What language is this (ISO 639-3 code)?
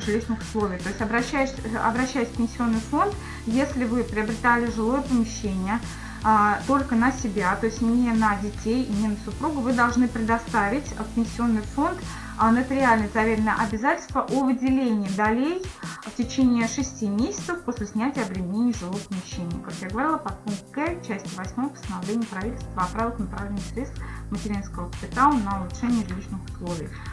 rus